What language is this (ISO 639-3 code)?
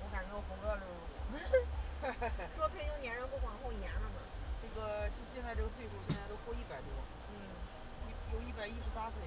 zho